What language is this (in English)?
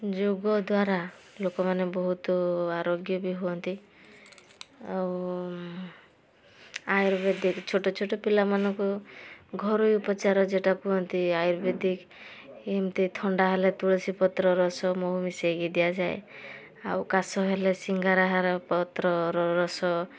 Odia